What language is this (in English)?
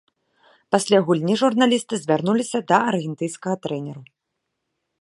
Belarusian